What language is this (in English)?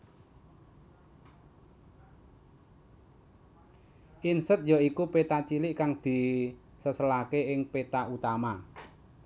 Javanese